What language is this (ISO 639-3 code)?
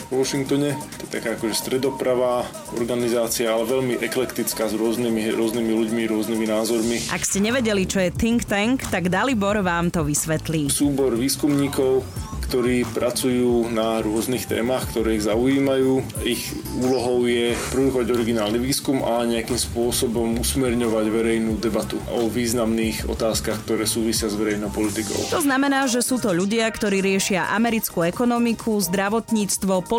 slk